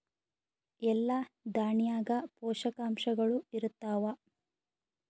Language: Kannada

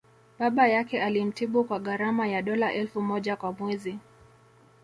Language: Swahili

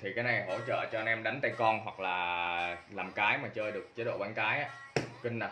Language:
Vietnamese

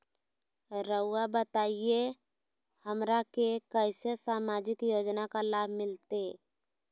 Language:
Magahi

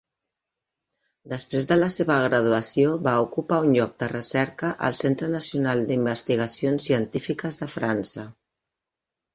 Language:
Catalan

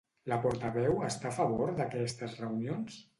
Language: Catalan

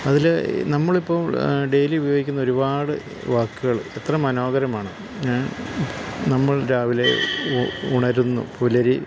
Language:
Malayalam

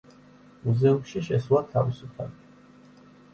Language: Georgian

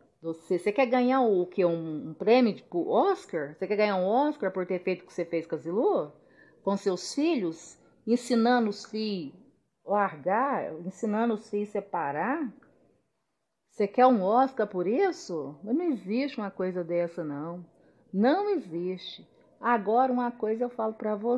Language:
Portuguese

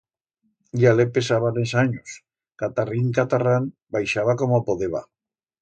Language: Aragonese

